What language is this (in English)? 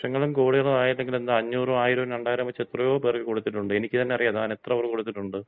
Malayalam